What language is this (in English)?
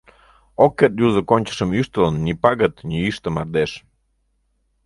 Mari